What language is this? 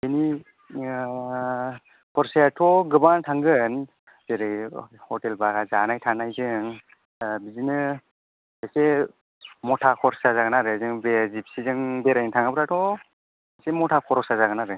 Bodo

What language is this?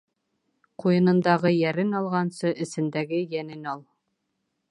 Bashkir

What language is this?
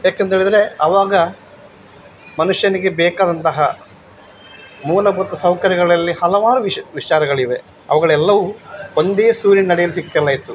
Kannada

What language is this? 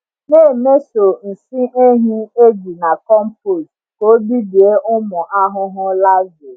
Igbo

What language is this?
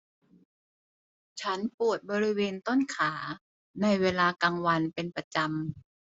Thai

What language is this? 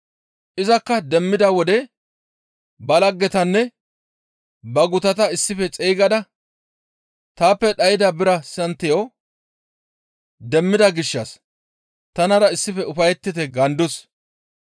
Gamo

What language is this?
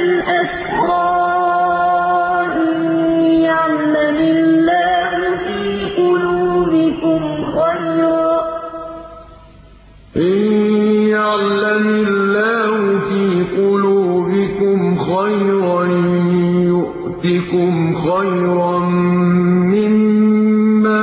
Arabic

